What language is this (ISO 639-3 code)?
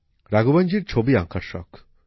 ben